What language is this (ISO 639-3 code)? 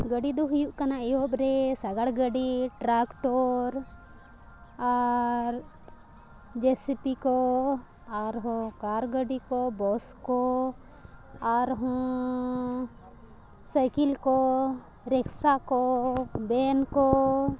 sat